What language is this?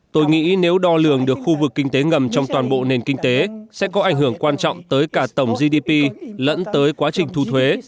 Vietnamese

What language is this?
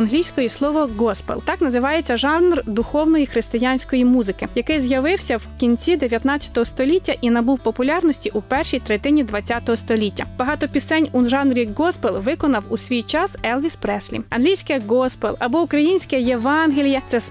Ukrainian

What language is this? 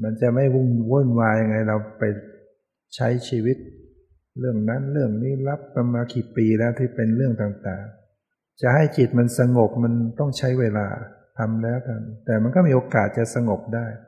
Thai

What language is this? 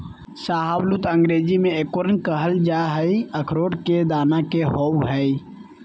Magahi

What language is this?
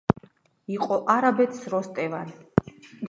Georgian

